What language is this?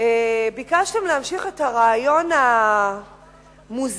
Hebrew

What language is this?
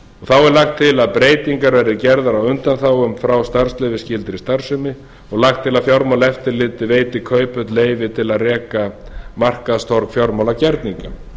Icelandic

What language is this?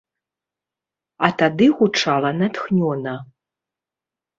Belarusian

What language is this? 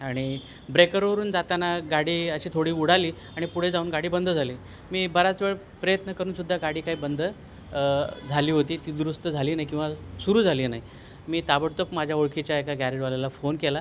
Marathi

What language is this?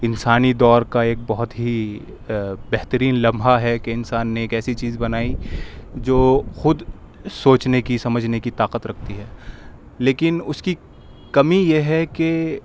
Urdu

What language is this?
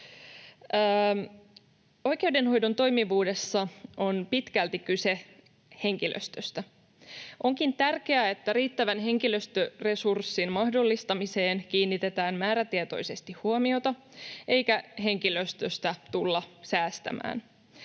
Finnish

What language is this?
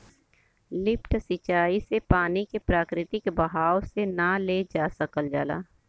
Bhojpuri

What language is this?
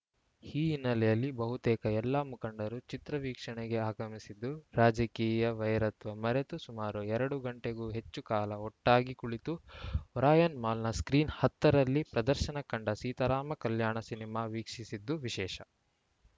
Kannada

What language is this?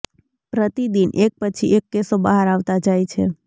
Gujarati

